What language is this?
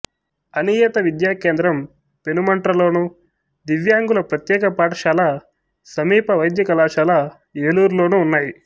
Telugu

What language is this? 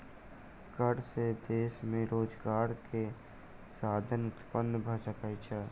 Maithili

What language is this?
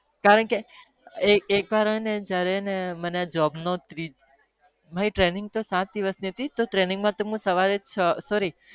Gujarati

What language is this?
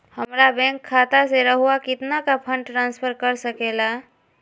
Magahi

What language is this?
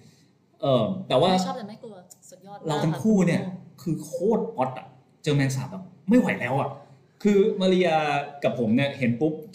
Thai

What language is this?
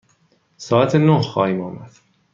Persian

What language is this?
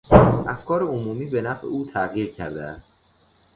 Persian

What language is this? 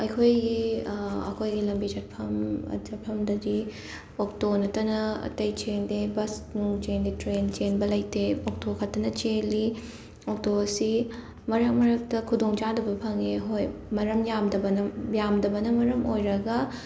Manipuri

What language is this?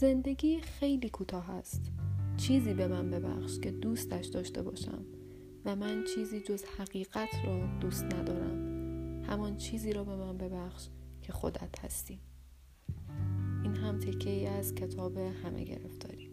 Persian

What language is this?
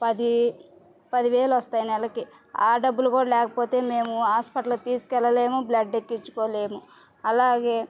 Telugu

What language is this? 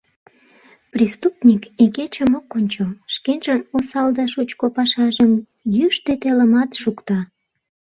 Mari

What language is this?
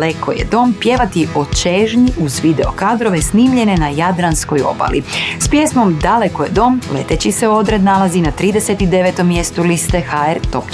Croatian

